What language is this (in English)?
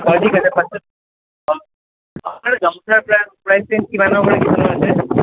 Assamese